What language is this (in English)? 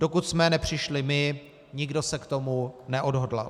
Czech